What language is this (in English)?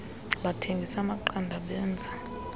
Xhosa